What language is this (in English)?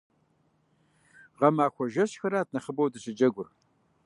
Kabardian